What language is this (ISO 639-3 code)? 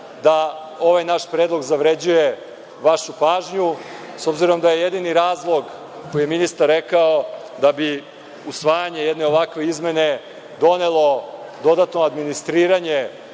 srp